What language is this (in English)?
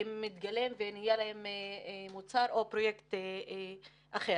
Hebrew